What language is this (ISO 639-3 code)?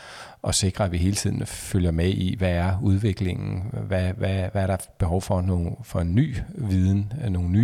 dan